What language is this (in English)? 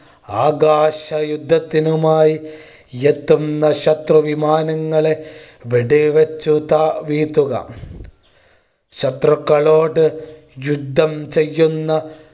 Malayalam